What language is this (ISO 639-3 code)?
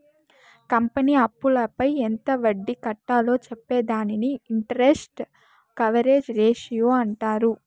tel